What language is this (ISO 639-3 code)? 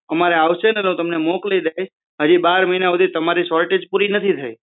guj